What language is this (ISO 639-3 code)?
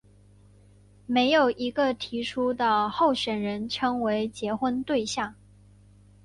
zho